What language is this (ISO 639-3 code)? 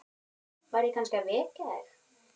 isl